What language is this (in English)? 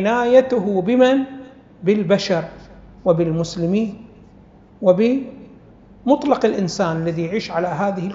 Arabic